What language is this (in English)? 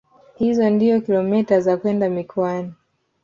Swahili